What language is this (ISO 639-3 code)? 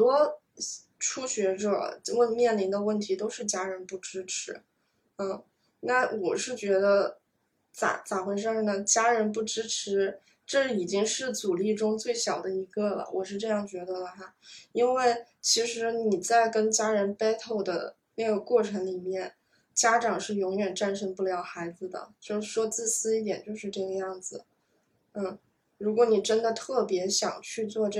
zho